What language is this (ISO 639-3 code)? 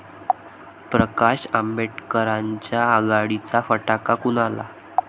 mar